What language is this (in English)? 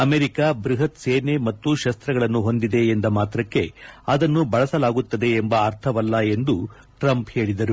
Kannada